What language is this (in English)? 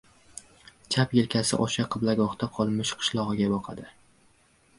Uzbek